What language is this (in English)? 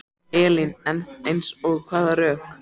Icelandic